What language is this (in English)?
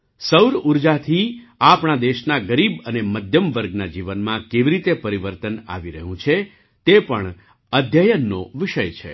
Gujarati